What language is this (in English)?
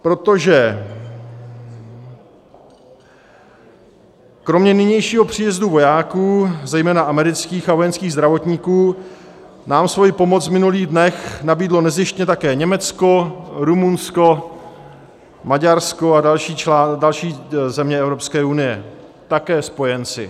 Czech